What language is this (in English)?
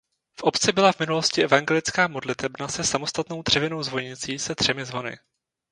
Czech